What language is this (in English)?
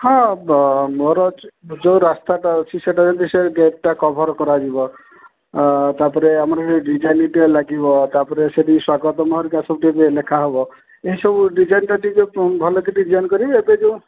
Odia